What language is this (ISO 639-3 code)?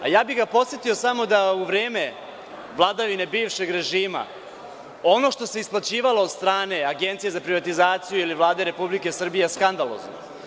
srp